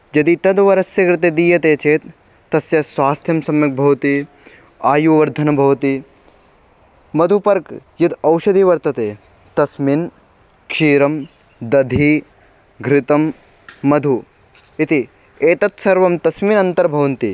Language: Sanskrit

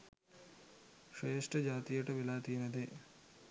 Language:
Sinhala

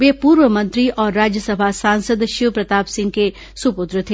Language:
Hindi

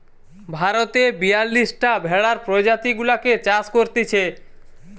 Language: Bangla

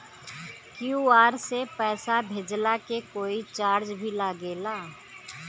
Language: Bhojpuri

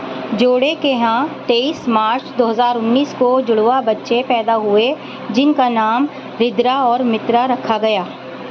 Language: Urdu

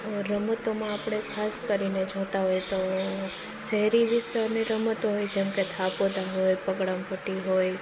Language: Gujarati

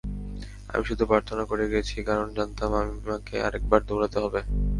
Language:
Bangla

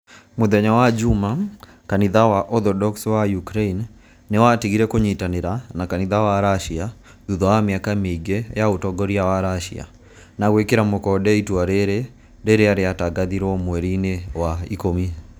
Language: Kikuyu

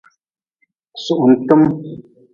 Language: Nawdm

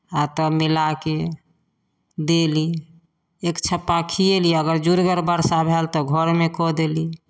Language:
Maithili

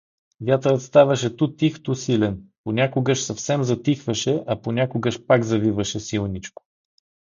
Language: Bulgarian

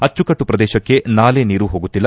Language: Kannada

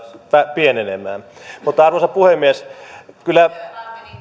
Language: Finnish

